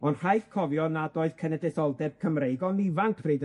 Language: Welsh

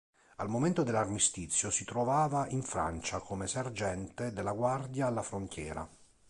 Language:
Italian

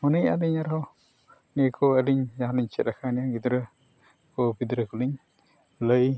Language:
Santali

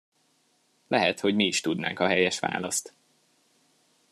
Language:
Hungarian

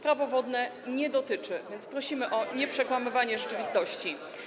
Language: Polish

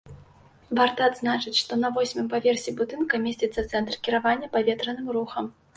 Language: Belarusian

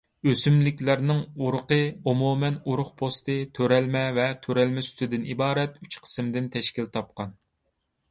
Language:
Uyghur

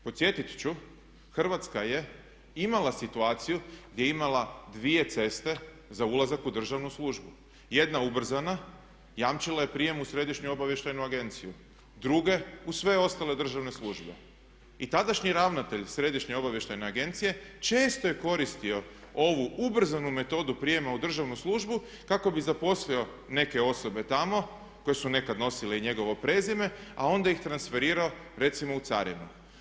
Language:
Croatian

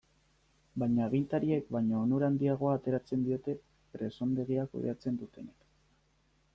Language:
Basque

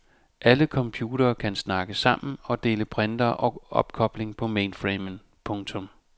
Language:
Danish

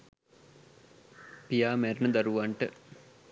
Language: Sinhala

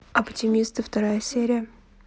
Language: Russian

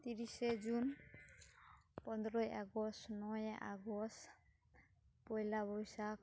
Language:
Santali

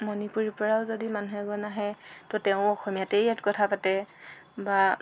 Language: Assamese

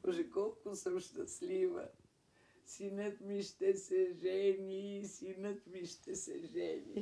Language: Bulgarian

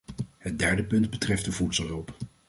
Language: Dutch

